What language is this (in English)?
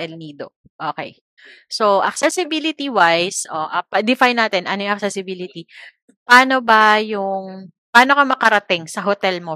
Filipino